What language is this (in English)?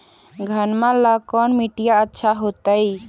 Magahi